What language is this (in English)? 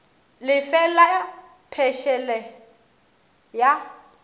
Northern Sotho